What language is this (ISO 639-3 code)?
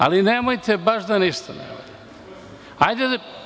srp